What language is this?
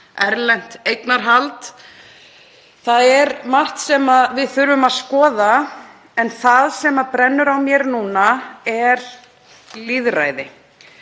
Icelandic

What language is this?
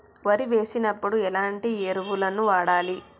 Telugu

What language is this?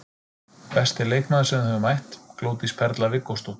Icelandic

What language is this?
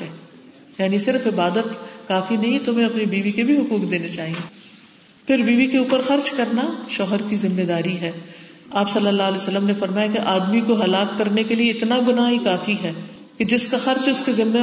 Urdu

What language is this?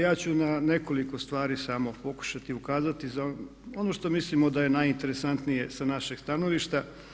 Croatian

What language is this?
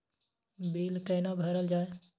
Maithili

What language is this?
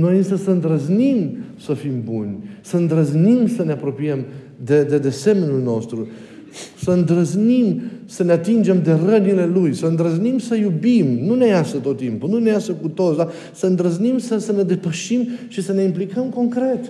Romanian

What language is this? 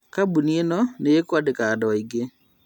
Kikuyu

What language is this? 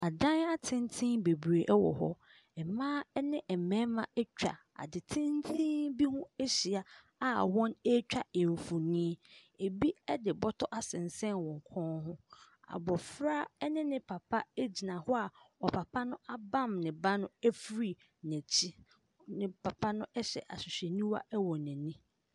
Akan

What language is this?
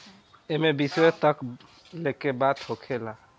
Bhojpuri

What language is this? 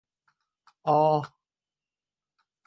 Thai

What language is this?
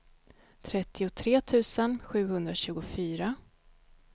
Swedish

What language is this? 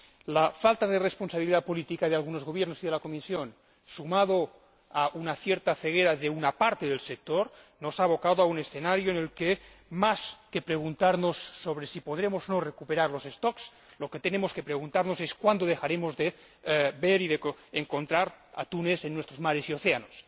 Spanish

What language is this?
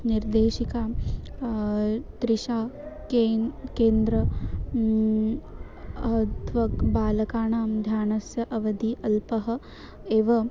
Sanskrit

